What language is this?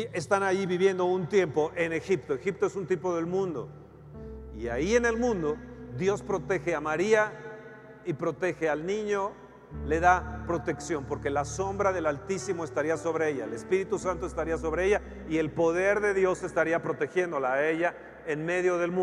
Spanish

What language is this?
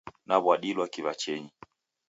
Taita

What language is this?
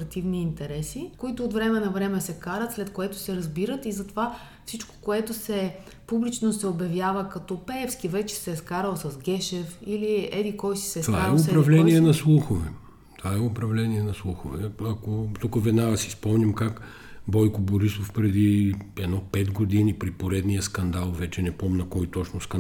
Bulgarian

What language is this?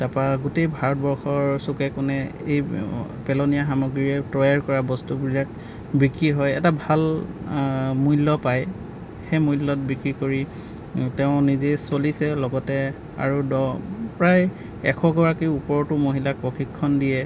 Assamese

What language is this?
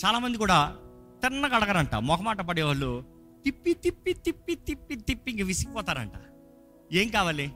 Telugu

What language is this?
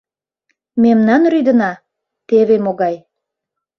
Mari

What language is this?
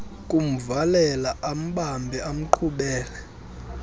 Xhosa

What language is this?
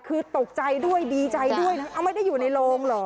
Thai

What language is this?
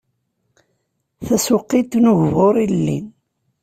Kabyle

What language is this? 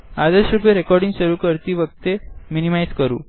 Gujarati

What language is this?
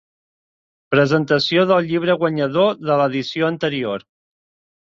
Catalan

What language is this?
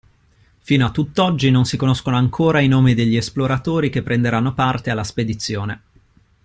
Italian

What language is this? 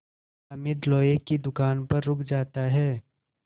Hindi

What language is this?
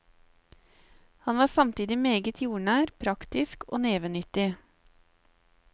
Norwegian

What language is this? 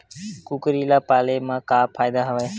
Chhattisgarhi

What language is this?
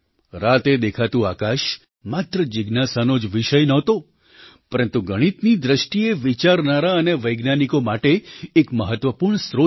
Gujarati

